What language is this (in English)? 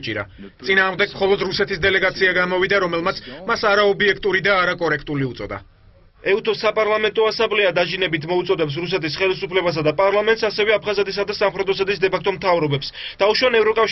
Bulgarian